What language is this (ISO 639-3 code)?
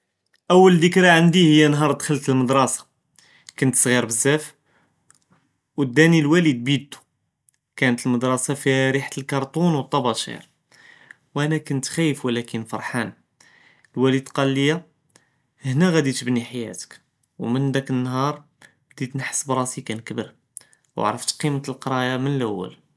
jrb